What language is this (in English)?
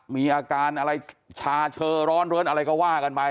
Thai